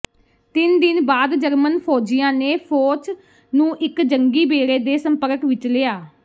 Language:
Punjabi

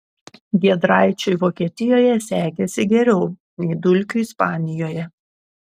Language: Lithuanian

